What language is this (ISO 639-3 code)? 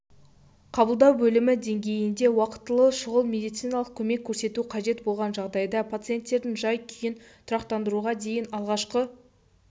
kaz